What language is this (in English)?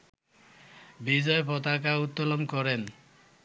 Bangla